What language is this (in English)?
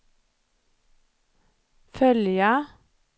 Swedish